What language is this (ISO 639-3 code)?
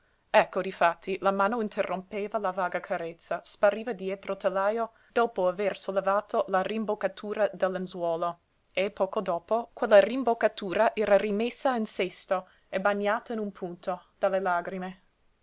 ita